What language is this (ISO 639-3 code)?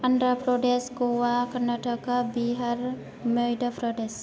brx